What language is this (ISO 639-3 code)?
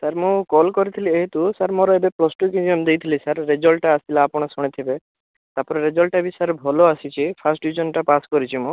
ori